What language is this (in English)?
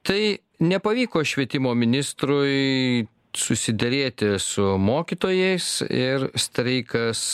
Lithuanian